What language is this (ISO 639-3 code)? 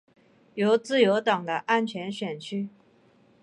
zho